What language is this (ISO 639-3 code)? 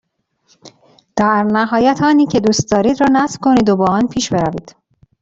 fas